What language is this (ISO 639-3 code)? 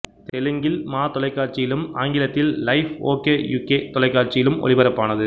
tam